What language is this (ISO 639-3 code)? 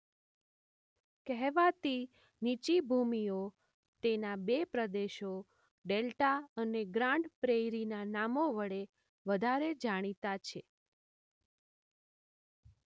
guj